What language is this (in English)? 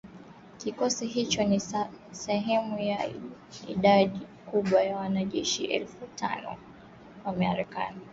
Swahili